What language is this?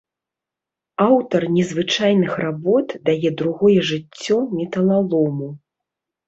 Belarusian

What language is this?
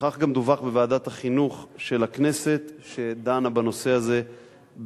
Hebrew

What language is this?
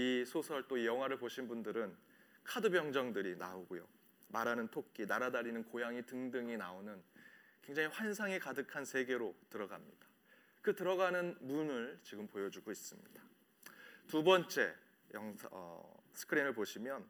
Korean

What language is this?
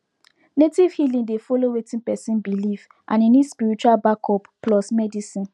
Nigerian Pidgin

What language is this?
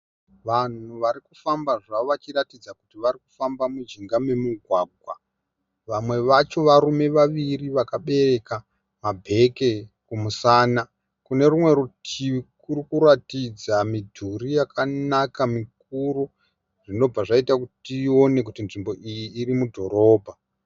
Shona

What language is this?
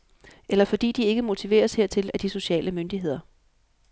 Danish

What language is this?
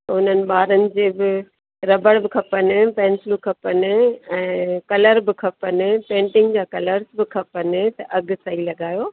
Sindhi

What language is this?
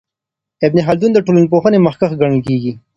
Pashto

